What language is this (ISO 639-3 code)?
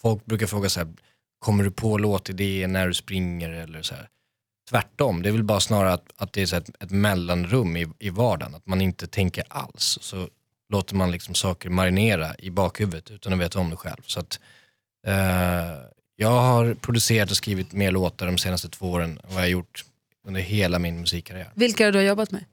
swe